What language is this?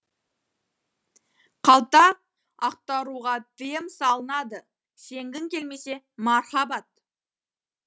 Kazakh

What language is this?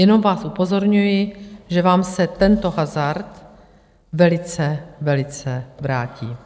Czech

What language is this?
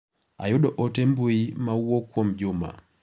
Luo (Kenya and Tanzania)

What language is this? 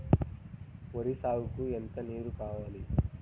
Telugu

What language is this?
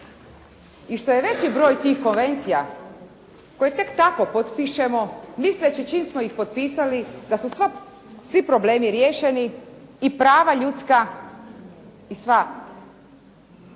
Croatian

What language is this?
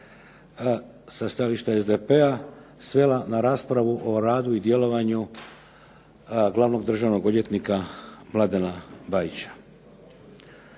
Croatian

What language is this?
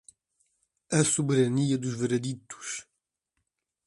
Portuguese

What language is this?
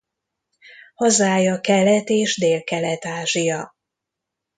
Hungarian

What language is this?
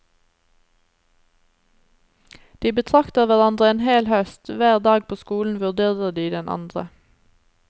Norwegian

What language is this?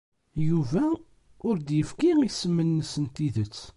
Kabyle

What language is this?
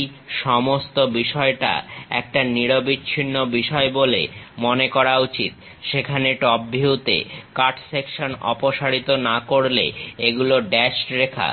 Bangla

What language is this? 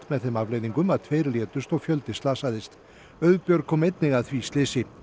Icelandic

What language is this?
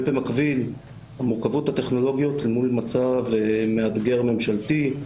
Hebrew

